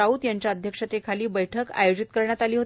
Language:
Marathi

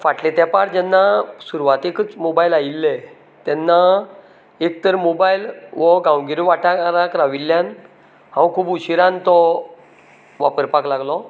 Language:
Konkani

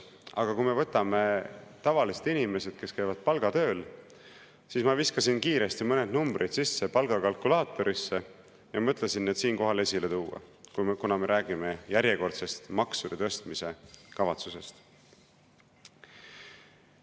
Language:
Estonian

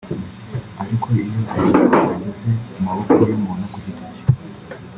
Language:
Kinyarwanda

